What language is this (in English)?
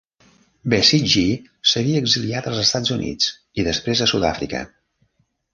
Catalan